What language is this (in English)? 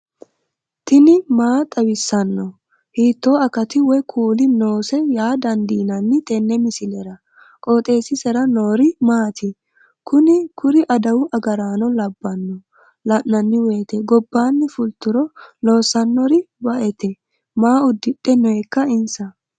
Sidamo